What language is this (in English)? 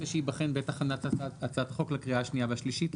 Hebrew